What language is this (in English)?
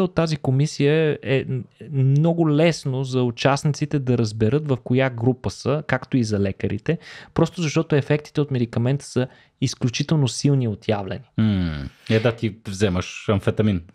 Bulgarian